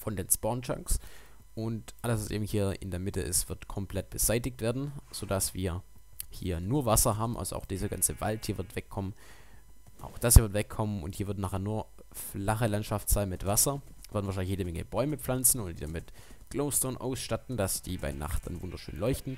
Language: German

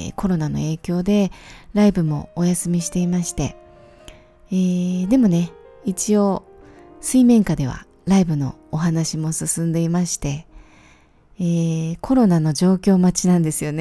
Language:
Japanese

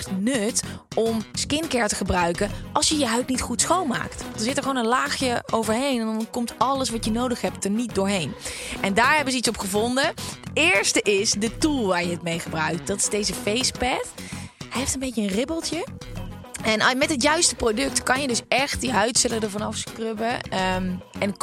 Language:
Dutch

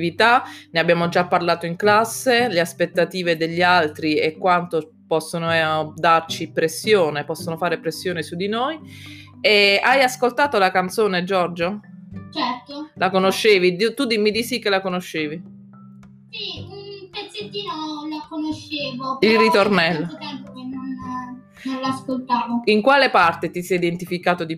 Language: Italian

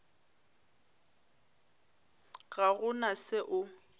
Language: Northern Sotho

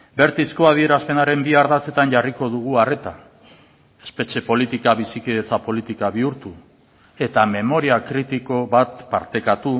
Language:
Basque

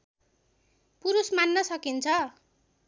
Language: Nepali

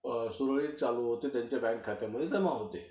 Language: Marathi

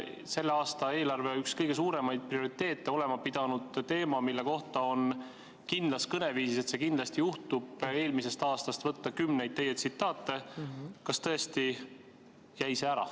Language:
Estonian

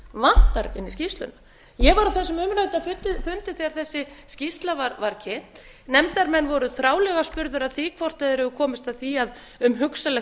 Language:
Icelandic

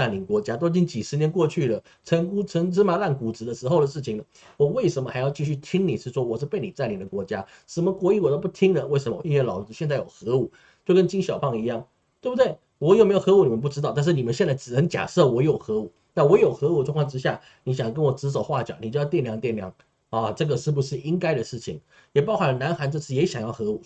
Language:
Chinese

